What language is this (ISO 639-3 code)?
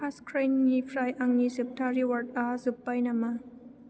brx